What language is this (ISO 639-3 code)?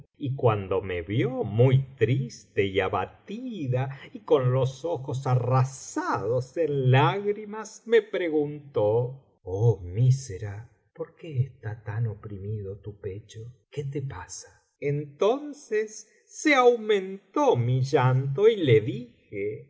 spa